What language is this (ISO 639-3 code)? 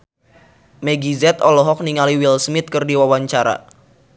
sun